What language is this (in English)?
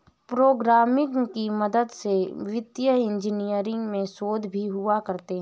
Hindi